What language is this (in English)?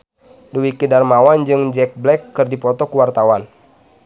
Sundanese